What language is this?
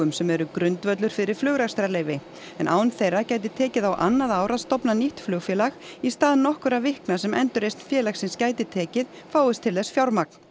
Icelandic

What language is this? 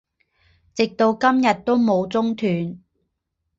Chinese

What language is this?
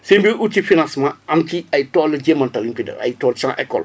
Wolof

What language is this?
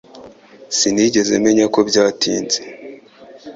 Kinyarwanda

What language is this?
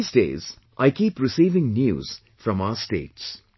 English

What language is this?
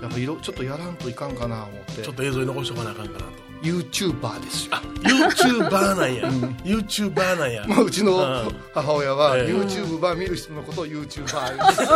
Japanese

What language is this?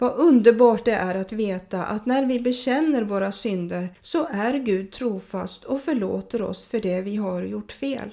Swedish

